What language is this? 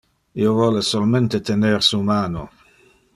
Interlingua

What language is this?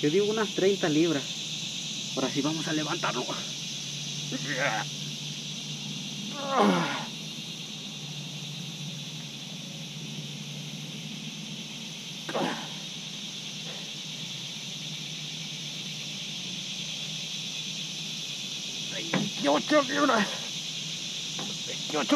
Spanish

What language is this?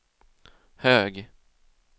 Swedish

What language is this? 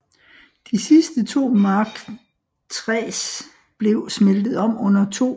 Danish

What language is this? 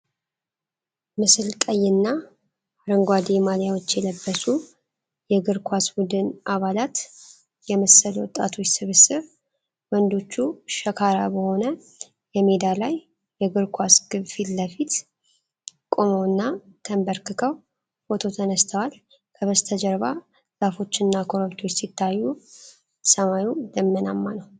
Amharic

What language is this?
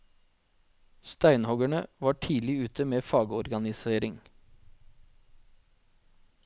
Norwegian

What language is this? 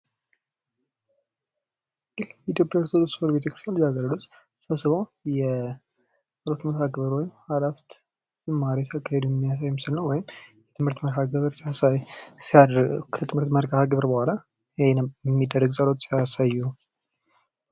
Amharic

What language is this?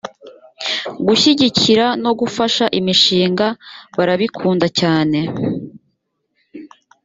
Kinyarwanda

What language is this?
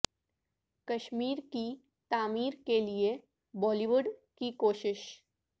Urdu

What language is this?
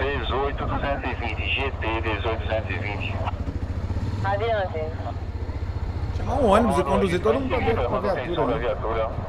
Portuguese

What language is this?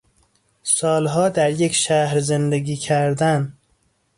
Persian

